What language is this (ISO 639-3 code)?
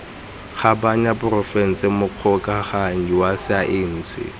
tsn